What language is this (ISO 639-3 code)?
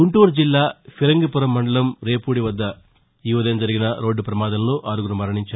tel